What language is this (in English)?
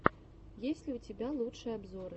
Russian